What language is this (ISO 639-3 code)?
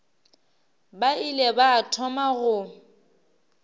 nso